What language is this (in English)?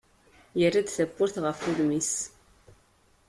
Kabyle